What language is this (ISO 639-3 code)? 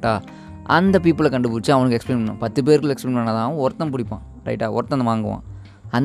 tam